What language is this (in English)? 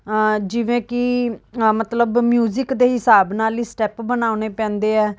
Punjabi